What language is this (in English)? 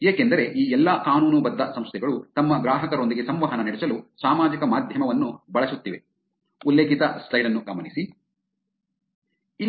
Kannada